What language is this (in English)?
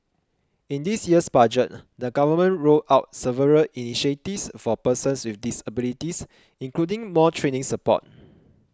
English